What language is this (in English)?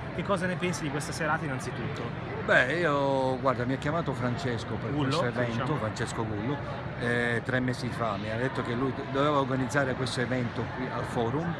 Italian